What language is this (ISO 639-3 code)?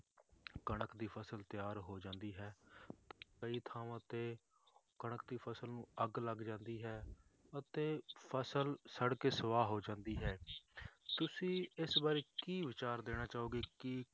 pan